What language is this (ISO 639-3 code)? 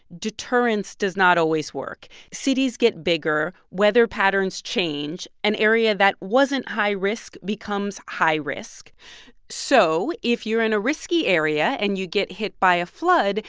eng